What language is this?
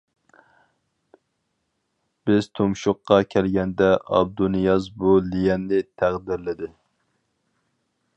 Uyghur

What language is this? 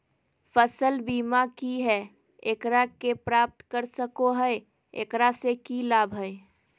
Magahi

